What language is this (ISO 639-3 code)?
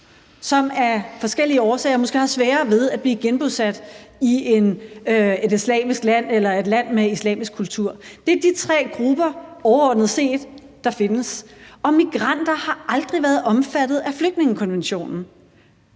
dan